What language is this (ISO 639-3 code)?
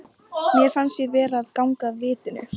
isl